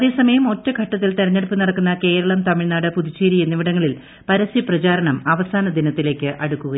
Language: Malayalam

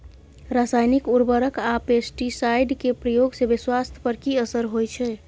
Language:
Maithili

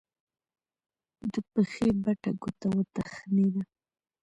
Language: Pashto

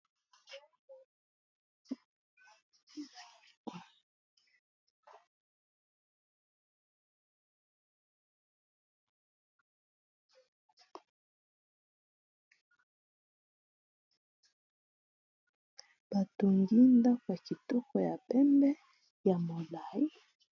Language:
Lingala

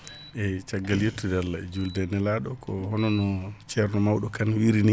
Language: Fula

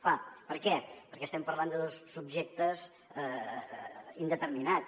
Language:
Catalan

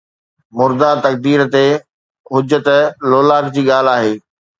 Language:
Sindhi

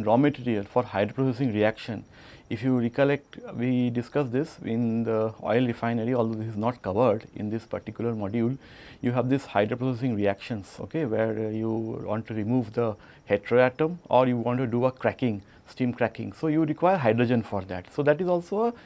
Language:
English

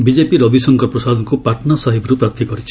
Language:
Odia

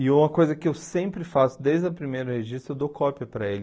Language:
Portuguese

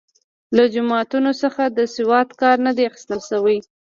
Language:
Pashto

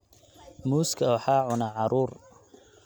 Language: Somali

